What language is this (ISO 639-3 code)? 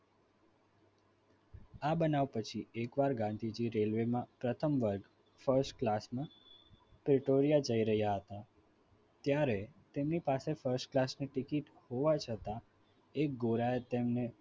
guj